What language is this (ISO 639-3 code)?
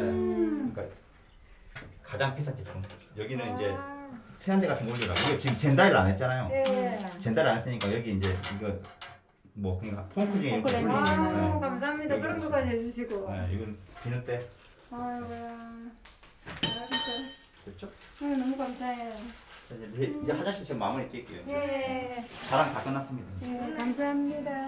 kor